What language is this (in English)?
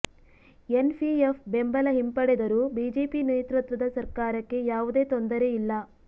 Kannada